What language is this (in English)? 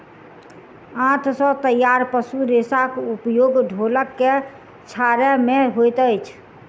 Maithili